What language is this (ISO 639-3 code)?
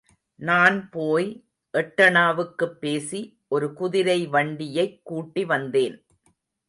tam